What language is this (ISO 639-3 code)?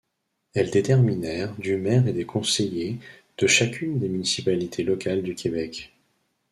fra